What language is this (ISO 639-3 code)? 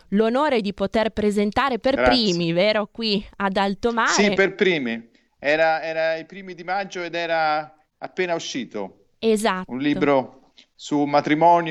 ita